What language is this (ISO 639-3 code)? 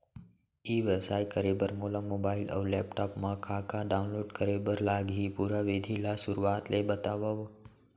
hne